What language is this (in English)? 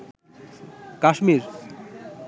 Bangla